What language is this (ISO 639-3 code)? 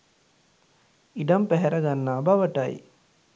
sin